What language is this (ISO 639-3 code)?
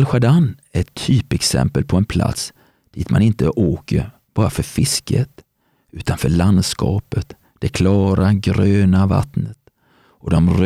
swe